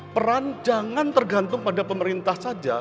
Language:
Indonesian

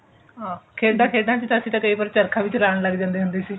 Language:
Punjabi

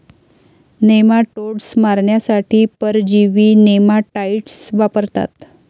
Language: Marathi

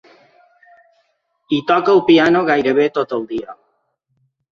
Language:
Catalan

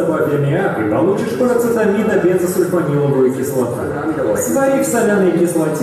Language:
Russian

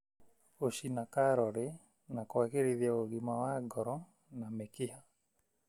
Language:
Kikuyu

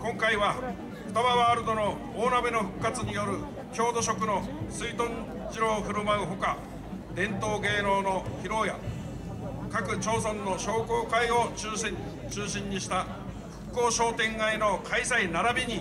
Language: Japanese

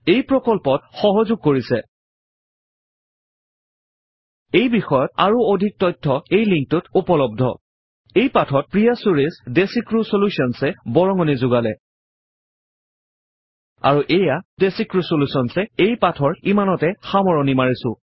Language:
Assamese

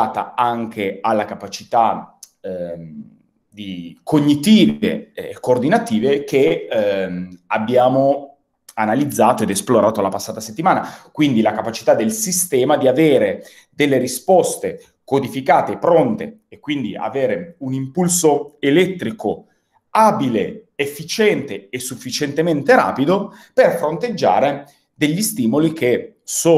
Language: Italian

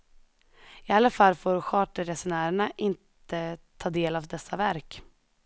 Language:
Swedish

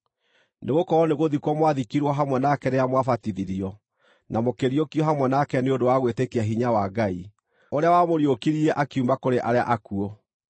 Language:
Kikuyu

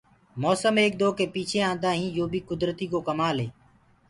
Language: Gurgula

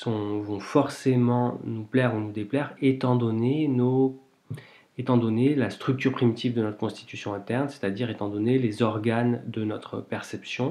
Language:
French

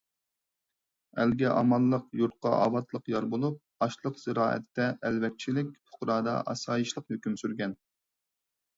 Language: Uyghur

